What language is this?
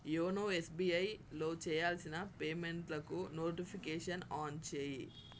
Telugu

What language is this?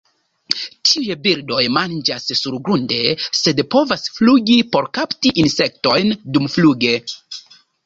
Esperanto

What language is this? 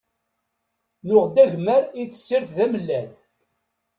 Kabyle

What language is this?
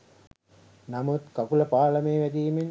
Sinhala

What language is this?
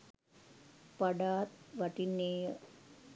Sinhala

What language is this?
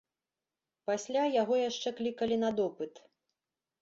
Belarusian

